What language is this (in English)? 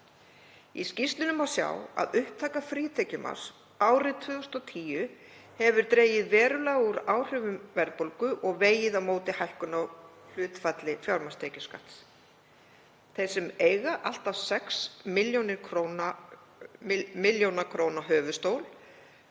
Icelandic